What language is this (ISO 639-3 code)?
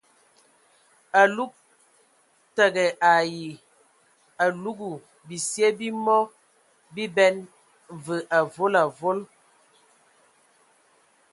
ewo